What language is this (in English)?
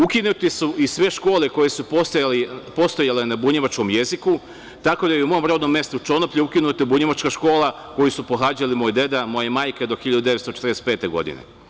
Serbian